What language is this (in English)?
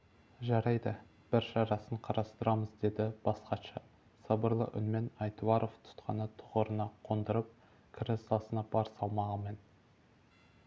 Kazakh